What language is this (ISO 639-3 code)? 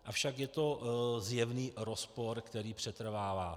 ces